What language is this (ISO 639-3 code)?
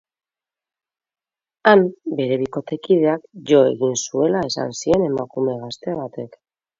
eus